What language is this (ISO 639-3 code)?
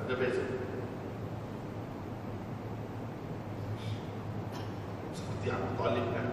msa